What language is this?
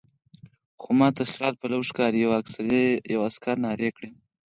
Pashto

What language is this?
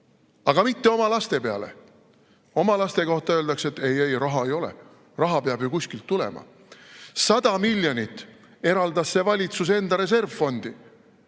Estonian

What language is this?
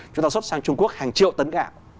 Vietnamese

